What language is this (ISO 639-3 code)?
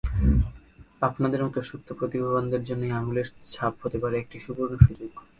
ben